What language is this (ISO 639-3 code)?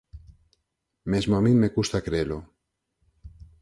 glg